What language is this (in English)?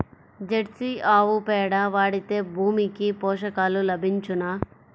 Telugu